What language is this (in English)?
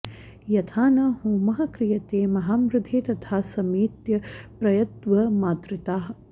Sanskrit